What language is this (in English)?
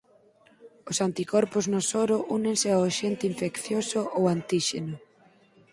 Galician